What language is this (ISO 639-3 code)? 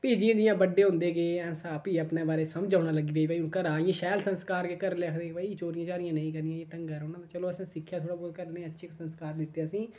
doi